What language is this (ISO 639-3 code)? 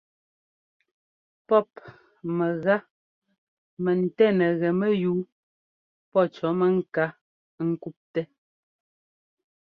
jgo